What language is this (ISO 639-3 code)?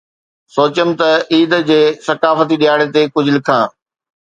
snd